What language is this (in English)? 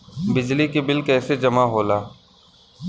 Bhojpuri